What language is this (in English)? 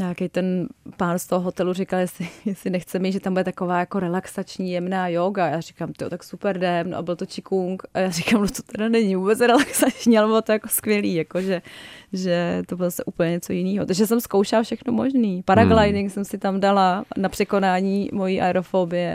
Czech